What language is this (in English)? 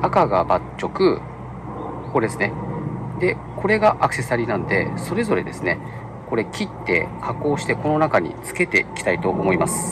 Japanese